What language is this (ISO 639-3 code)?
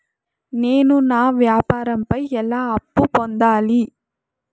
tel